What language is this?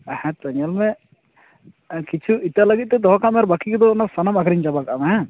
Santali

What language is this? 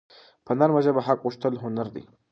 Pashto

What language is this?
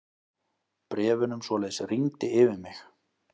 Icelandic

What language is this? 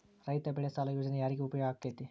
Kannada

